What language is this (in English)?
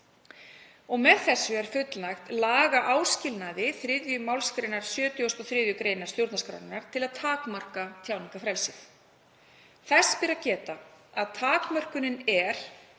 Icelandic